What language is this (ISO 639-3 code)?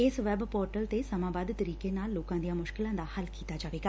pan